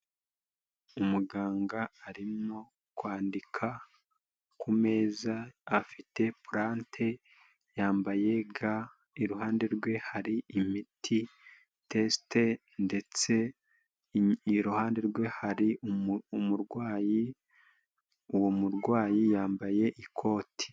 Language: Kinyarwanda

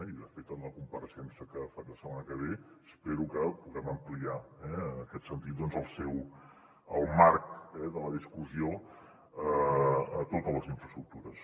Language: Catalan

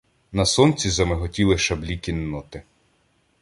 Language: Ukrainian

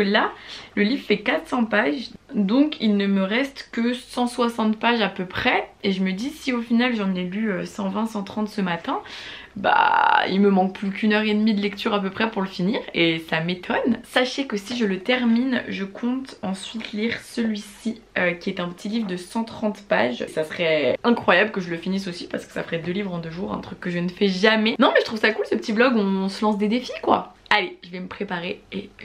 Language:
French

